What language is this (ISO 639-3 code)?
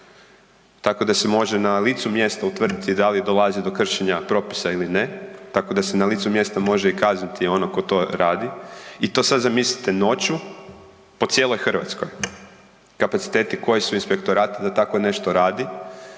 hrv